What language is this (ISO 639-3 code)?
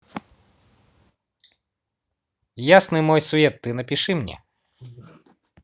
rus